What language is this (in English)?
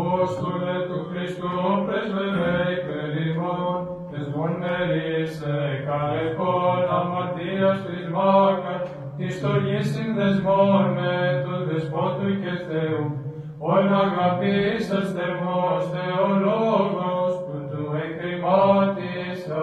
Greek